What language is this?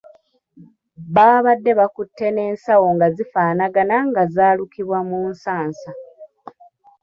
Ganda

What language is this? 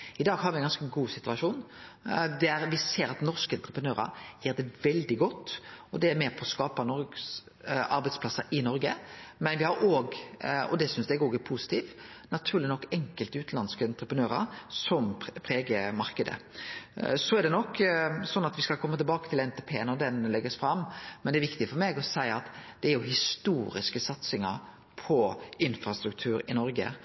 Norwegian Nynorsk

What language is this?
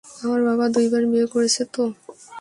Bangla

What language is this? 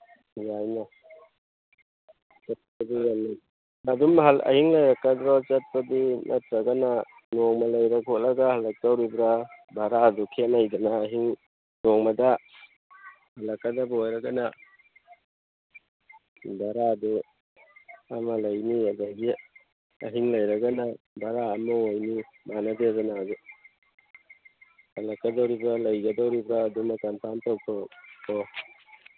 Manipuri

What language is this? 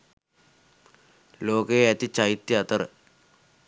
Sinhala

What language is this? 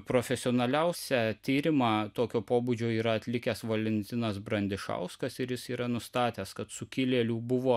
Lithuanian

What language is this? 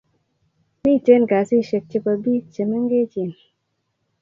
Kalenjin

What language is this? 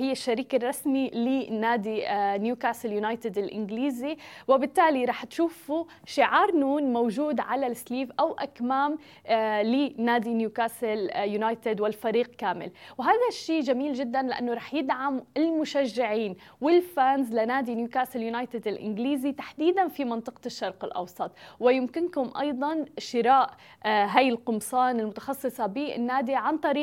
Arabic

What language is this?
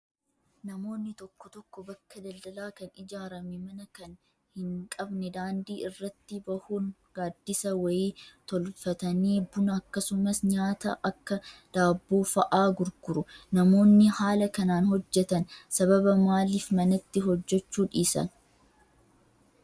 Oromo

